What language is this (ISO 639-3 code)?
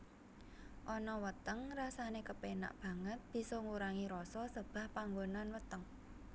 jav